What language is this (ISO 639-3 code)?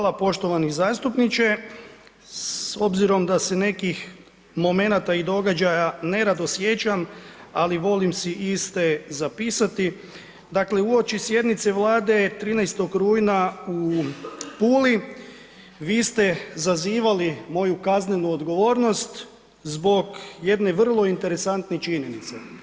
hrv